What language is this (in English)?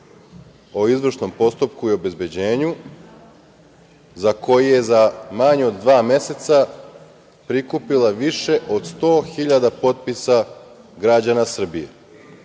Serbian